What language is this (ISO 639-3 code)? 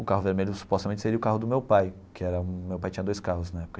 por